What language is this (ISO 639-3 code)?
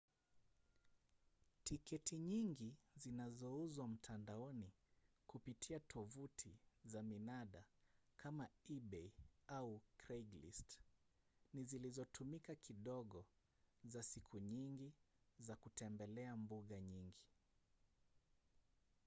swa